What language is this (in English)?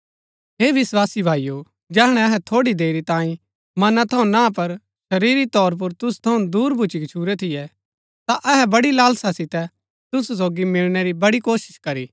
Gaddi